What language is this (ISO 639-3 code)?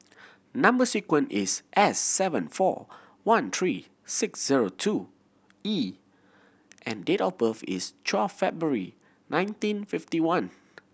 eng